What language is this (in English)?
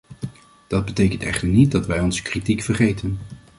Dutch